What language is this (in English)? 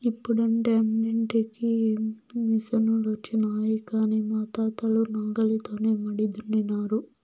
Telugu